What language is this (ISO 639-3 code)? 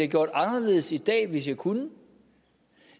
dan